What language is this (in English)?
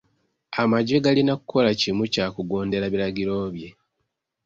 Ganda